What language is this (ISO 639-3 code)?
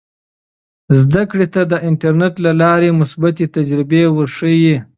pus